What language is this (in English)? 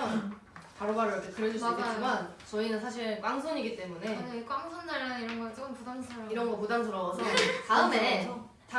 Korean